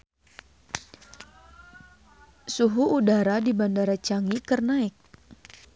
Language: Sundanese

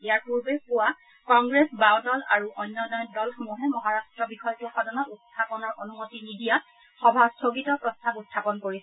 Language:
Assamese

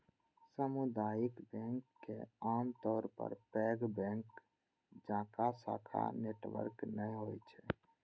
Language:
Maithili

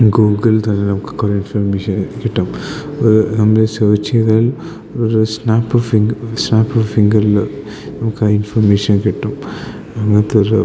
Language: Malayalam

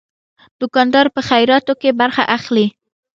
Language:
Pashto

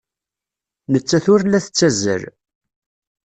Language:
Kabyle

